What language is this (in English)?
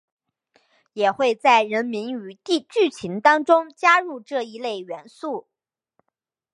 Chinese